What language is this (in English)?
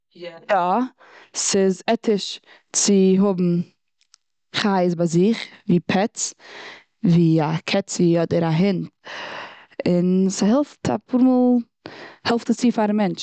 Yiddish